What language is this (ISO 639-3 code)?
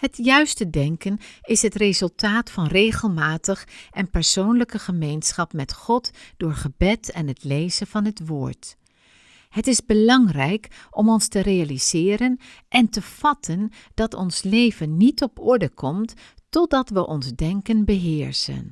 nld